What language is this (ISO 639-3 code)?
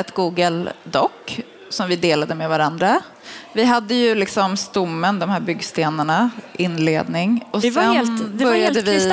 swe